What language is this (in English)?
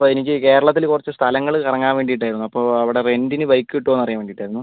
Malayalam